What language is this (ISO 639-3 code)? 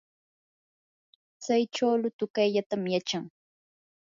qur